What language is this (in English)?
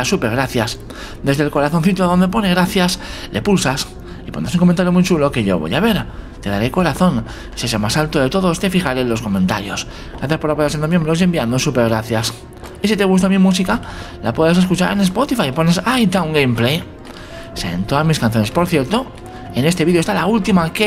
Spanish